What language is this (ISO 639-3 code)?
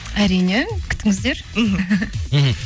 kaz